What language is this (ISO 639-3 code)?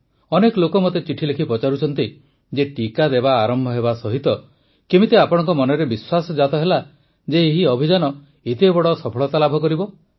ori